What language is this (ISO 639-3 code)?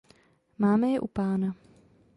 ces